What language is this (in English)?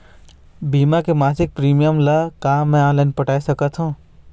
Chhattisgarhi